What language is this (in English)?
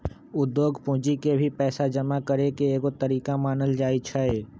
Magahi